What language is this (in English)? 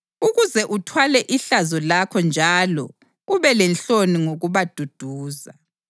North Ndebele